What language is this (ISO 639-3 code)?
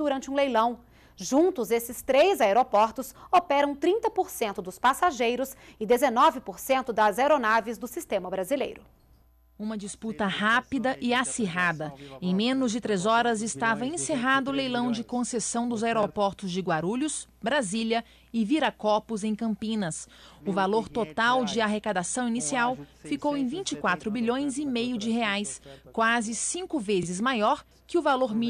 por